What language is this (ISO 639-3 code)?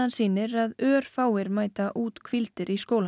isl